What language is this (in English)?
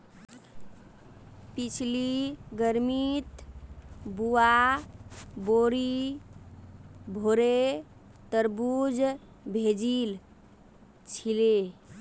Magahi